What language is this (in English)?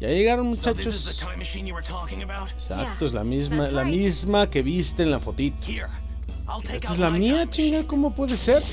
Spanish